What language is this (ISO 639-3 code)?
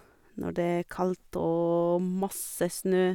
nor